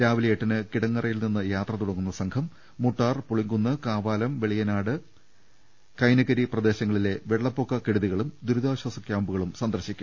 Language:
Malayalam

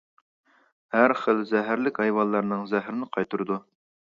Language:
Uyghur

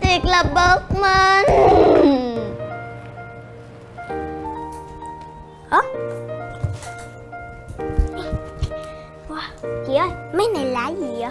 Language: Vietnamese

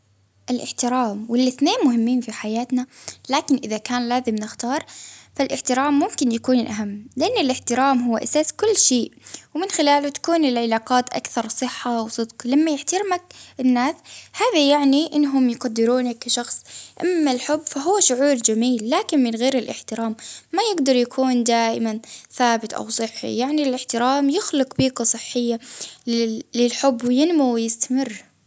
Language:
Baharna Arabic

